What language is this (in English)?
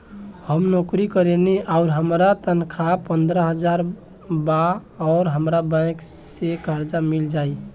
Bhojpuri